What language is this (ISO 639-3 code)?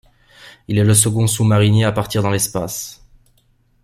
fra